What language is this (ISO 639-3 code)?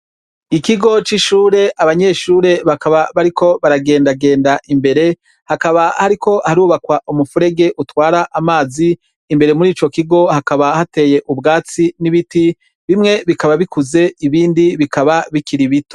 run